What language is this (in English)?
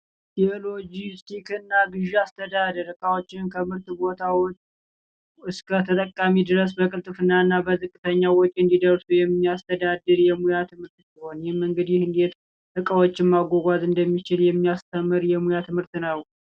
Amharic